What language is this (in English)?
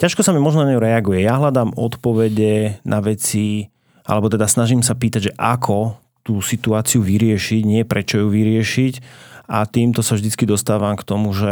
Slovak